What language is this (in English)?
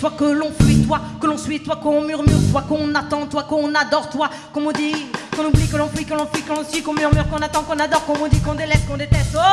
French